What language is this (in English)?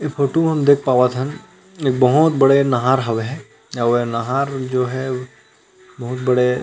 Chhattisgarhi